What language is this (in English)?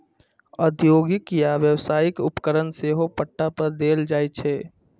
Maithili